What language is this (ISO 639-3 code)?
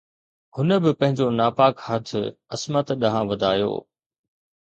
snd